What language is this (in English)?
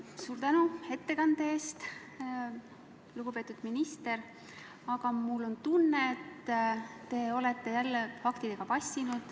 Estonian